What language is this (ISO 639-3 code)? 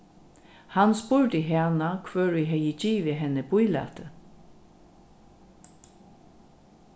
fao